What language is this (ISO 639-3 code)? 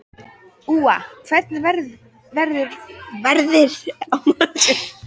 isl